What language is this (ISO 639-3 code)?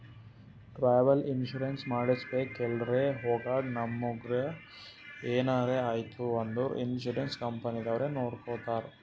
kan